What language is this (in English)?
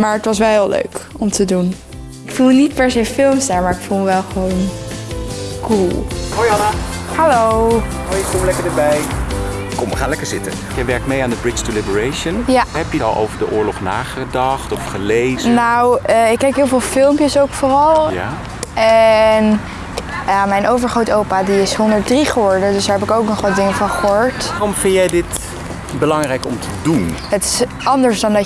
Dutch